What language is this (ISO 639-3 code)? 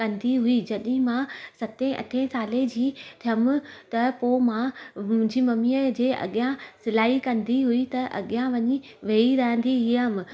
snd